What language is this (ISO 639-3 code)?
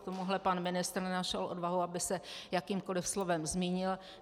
ces